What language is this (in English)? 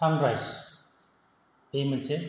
Bodo